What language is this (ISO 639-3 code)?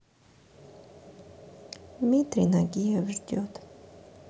rus